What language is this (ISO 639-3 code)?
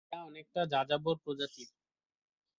ben